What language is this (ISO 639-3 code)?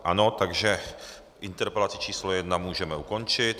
ces